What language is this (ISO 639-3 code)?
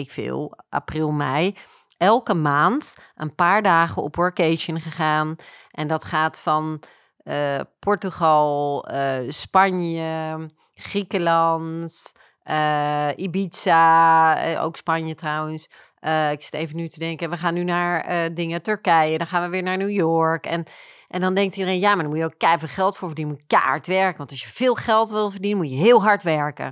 nld